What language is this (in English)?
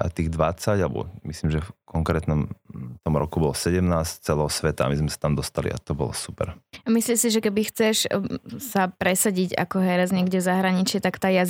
Slovak